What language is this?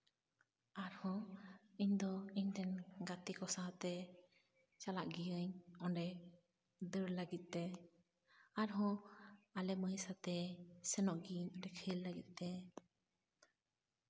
Santali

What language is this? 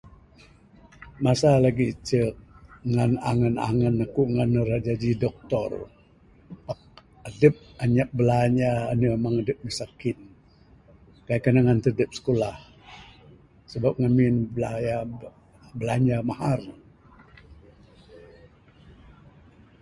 Bukar-Sadung Bidayuh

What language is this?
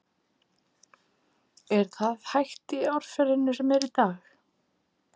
Icelandic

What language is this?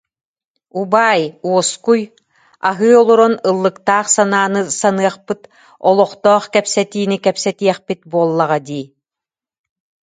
Yakut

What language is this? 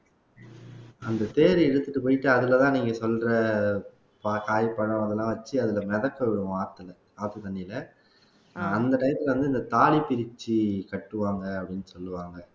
Tamil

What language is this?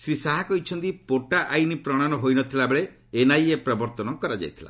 Odia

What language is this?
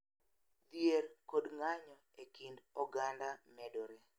Luo (Kenya and Tanzania)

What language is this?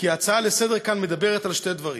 Hebrew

